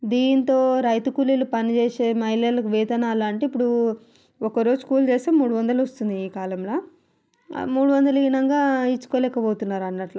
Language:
Telugu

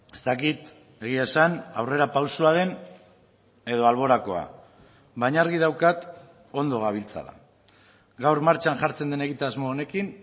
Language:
Basque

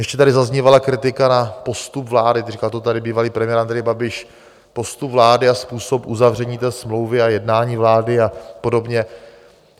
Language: Czech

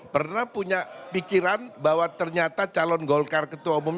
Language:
Indonesian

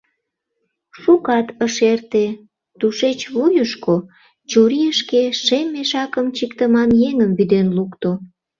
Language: Mari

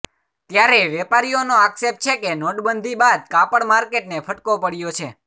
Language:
Gujarati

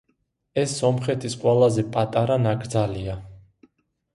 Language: Georgian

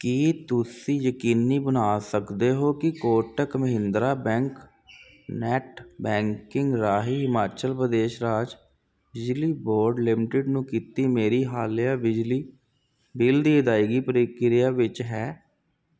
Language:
Punjabi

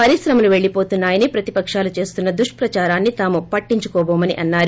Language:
Telugu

